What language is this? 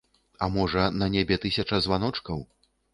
Belarusian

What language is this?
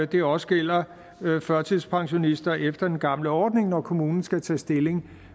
Danish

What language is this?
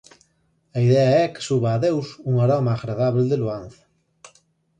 Galician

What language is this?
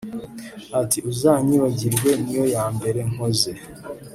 Kinyarwanda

